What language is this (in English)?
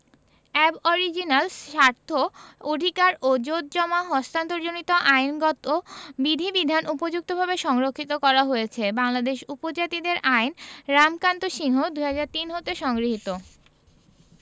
Bangla